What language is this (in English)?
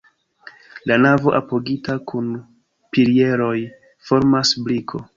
Esperanto